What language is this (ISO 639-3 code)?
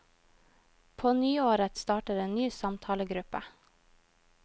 nor